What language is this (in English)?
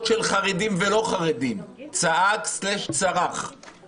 Hebrew